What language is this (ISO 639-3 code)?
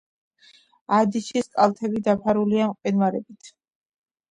kat